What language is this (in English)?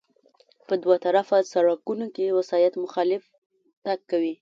Pashto